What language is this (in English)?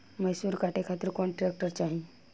Bhojpuri